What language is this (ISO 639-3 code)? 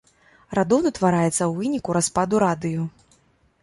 bel